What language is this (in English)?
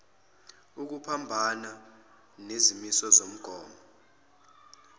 Zulu